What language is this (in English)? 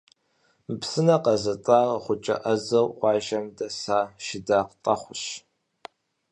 Kabardian